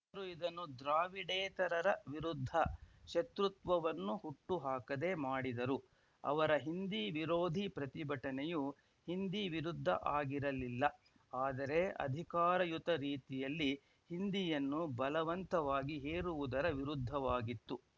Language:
Kannada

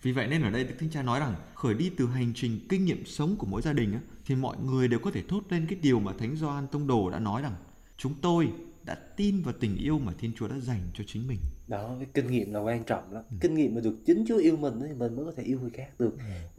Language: Vietnamese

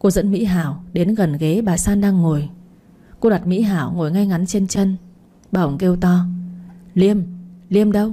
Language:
Vietnamese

